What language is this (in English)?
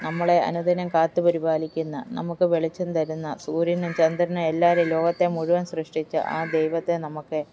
Malayalam